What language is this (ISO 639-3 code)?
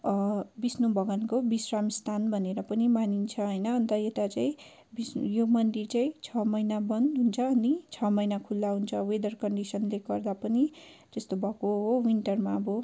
nep